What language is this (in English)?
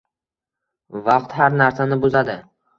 Uzbek